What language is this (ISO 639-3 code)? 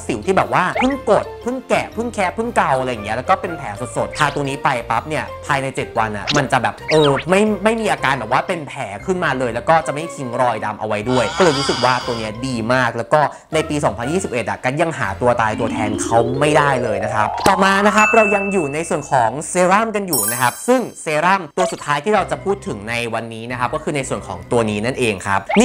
tha